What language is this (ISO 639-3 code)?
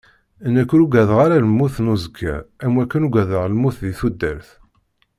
kab